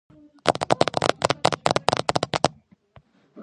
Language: Georgian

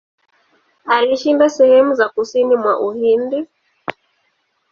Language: Swahili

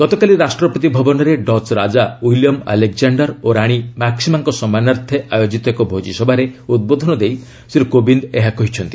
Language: Odia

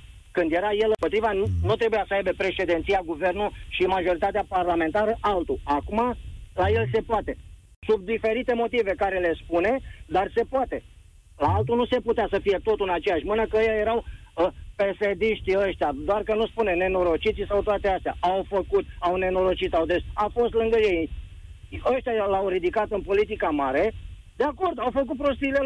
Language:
Romanian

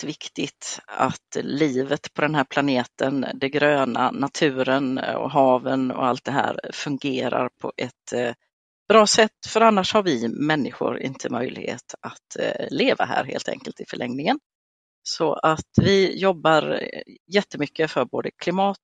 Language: Swedish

